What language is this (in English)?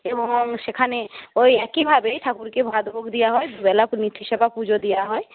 Bangla